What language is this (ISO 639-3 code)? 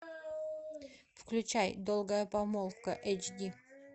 rus